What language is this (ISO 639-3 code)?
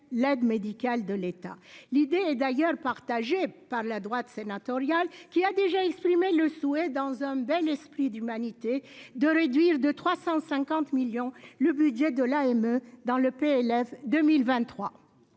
fra